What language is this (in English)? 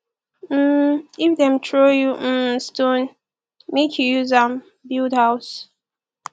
Nigerian Pidgin